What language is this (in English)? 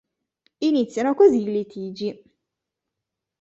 Italian